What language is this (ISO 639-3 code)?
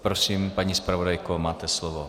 ces